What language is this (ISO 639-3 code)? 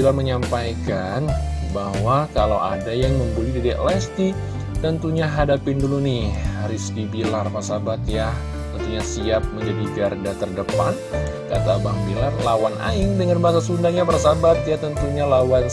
ind